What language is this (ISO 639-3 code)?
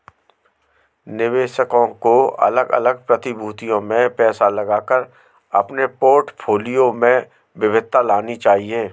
hin